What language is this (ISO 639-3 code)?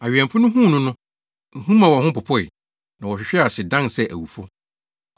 aka